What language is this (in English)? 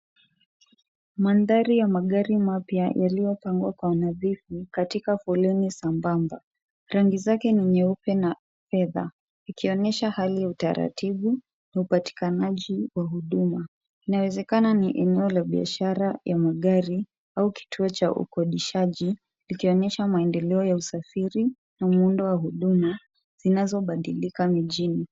Swahili